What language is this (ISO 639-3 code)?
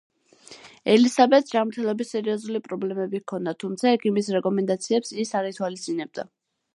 kat